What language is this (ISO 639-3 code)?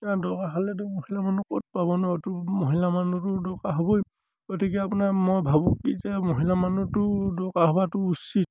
asm